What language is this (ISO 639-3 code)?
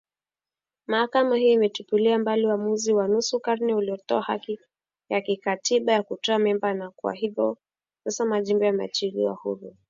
swa